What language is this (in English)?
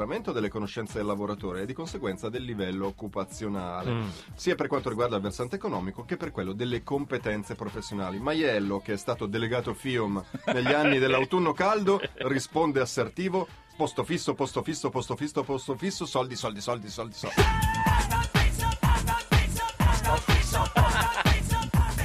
Italian